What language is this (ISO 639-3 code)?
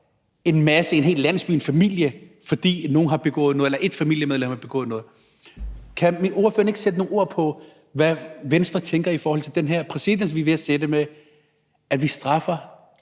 dan